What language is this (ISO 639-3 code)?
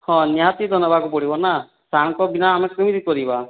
ori